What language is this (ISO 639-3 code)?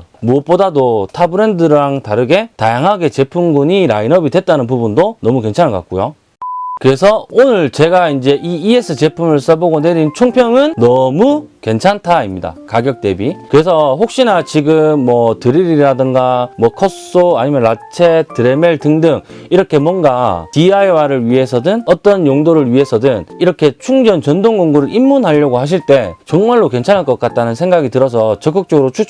kor